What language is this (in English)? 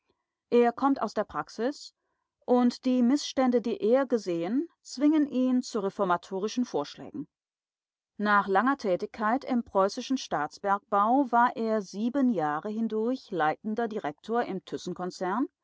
German